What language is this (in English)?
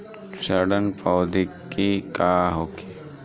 Bhojpuri